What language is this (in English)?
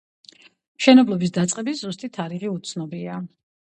Georgian